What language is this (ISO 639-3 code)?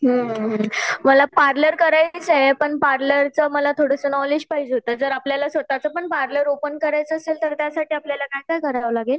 mar